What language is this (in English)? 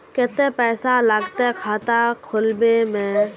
Magahi